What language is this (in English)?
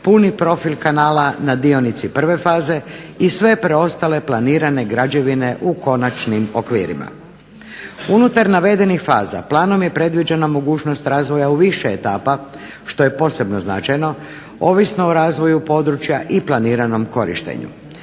Croatian